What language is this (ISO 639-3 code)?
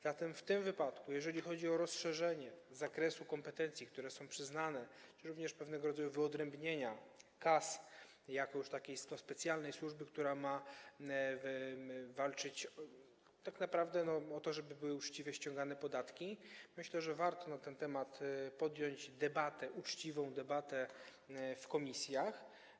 pol